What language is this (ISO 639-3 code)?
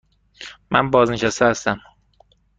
fas